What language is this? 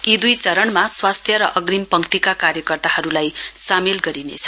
Nepali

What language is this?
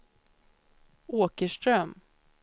Swedish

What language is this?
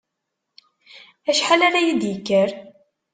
Kabyle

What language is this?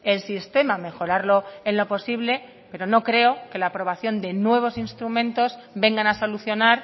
Spanish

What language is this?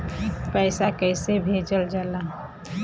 Bhojpuri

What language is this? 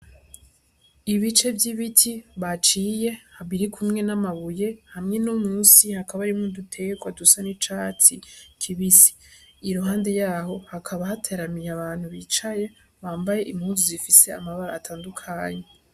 Rundi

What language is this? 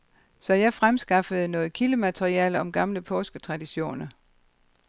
Danish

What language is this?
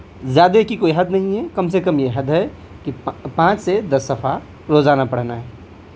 Urdu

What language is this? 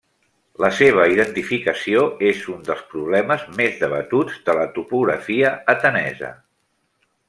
Catalan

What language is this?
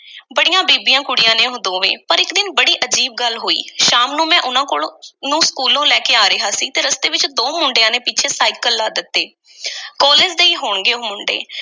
Punjabi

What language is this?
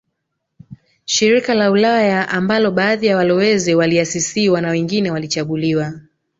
Swahili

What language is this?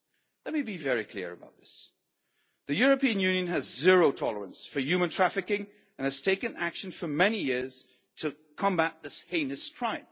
English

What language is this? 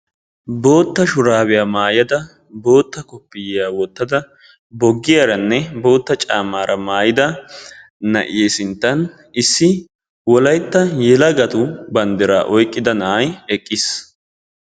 Wolaytta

